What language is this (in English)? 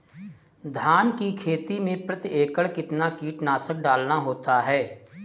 Hindi